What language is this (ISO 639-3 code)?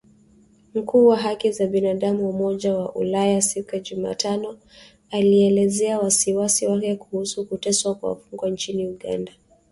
swa